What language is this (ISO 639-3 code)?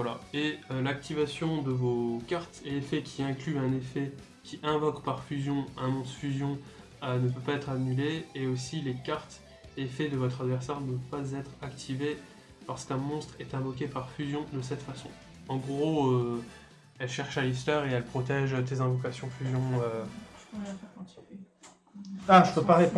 fra